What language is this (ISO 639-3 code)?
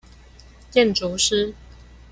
zho